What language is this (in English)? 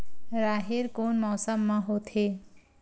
Chhattisgarhi